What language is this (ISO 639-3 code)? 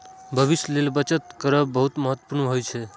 mai